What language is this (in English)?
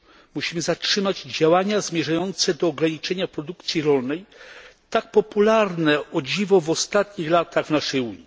Polish